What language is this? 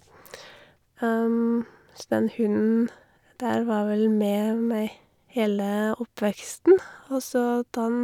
Norwegian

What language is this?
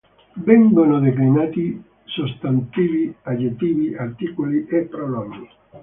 Italian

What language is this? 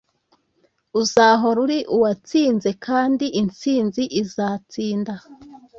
Kinyarwanda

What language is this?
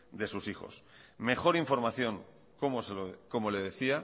Spanish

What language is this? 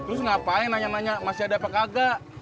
Indonesian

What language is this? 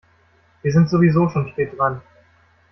German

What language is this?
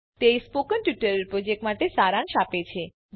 Gujarati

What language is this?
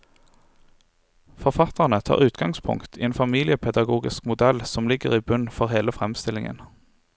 Norwegian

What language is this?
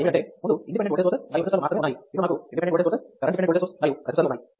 Telugu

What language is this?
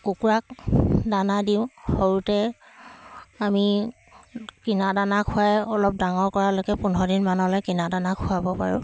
Assamese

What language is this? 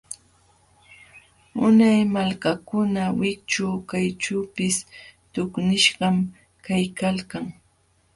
Jauja Wanca Quechua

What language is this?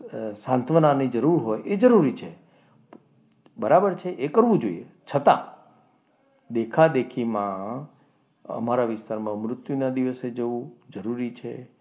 Gujarati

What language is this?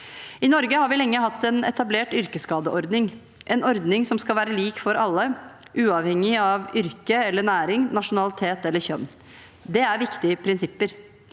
Norwegian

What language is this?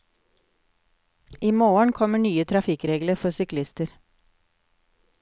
Norwegian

